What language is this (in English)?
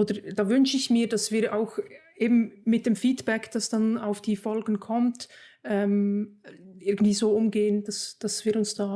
German